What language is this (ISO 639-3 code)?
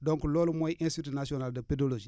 wol